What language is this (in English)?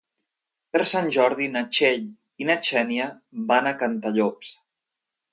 Catalan